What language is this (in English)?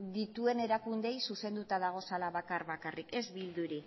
Basque